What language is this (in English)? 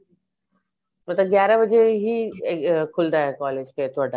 Punjabi